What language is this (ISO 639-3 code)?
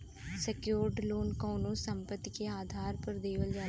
bho